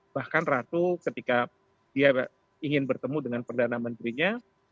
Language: Indonesian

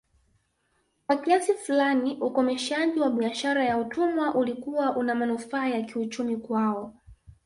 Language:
Swahili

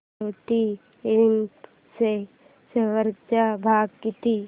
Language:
Marathi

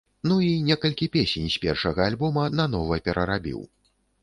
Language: Belarusian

